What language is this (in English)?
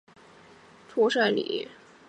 Chinese